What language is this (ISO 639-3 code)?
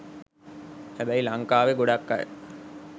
sin